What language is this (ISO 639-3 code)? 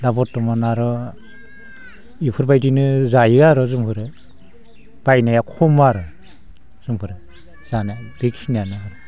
brx